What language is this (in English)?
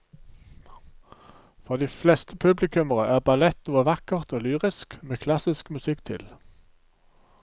Norwegian